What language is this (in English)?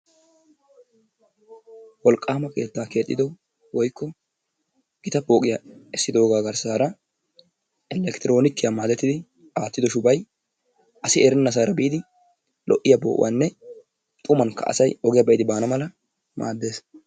Wolaytta